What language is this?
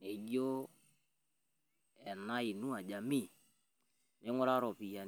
Masai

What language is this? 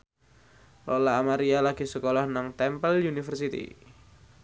Javanese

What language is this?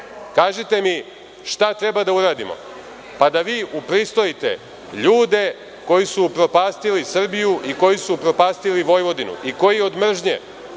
Serbian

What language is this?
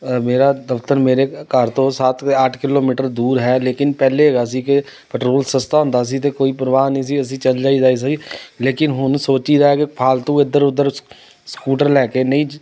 Punjabi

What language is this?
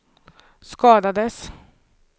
Swedish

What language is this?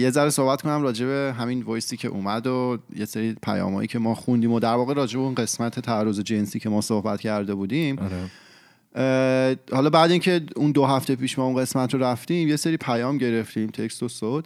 Persian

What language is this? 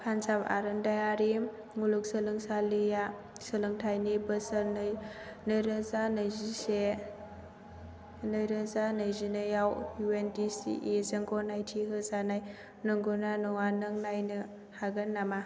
Bodo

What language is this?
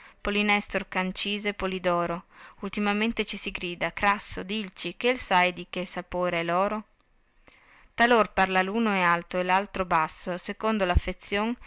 Italian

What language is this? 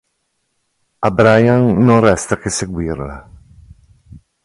Italian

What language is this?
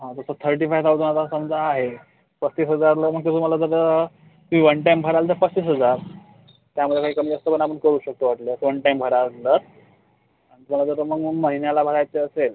Marathi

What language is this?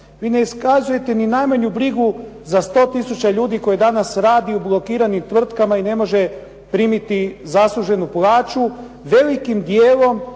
Croatian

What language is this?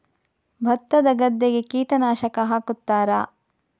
Kannada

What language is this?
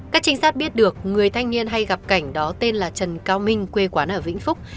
Vietnamese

